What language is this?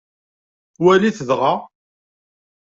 Kabyle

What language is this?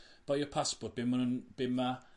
Welsh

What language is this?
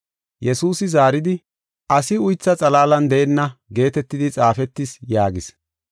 Gofa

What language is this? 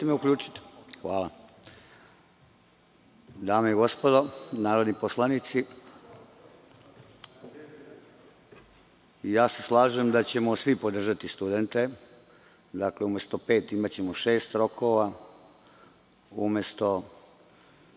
Serbian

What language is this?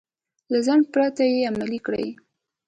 Pashto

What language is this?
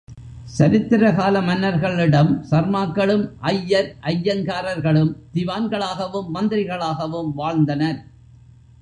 Tamil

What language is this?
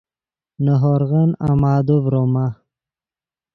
Yidgha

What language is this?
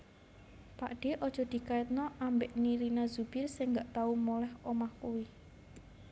Javanese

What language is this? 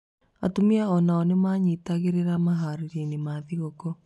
Kikuyu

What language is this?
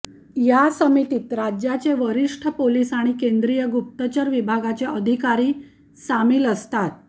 Marathi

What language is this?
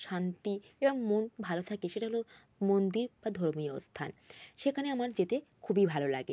Bangla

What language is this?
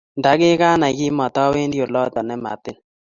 Kalenjin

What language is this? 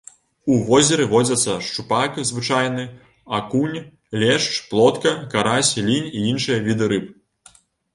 Belarusian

